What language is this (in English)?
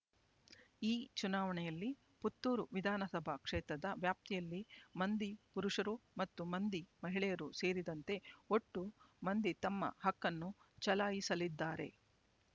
Kannada